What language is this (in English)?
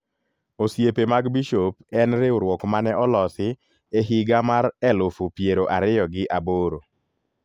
Luo (Kenya and Tanzania)